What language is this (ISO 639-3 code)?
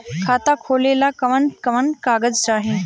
bho